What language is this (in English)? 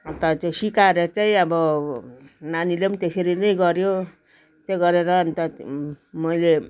Nepali